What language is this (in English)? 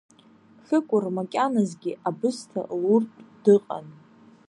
Abkhazian